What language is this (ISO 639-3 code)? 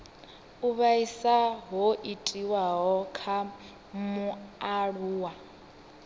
ven